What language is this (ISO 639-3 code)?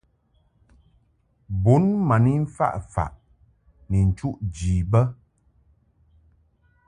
mhk